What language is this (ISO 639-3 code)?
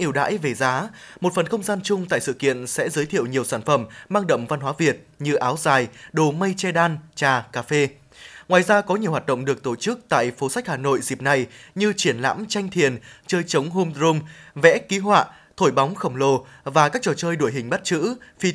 vie